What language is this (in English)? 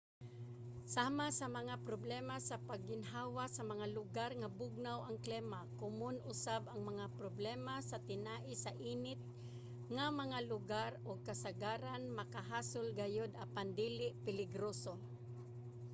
Cebuano